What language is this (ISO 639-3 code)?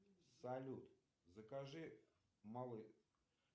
rus